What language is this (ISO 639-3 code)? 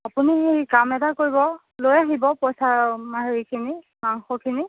asm